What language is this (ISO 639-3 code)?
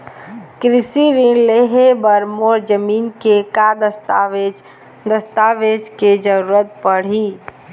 hne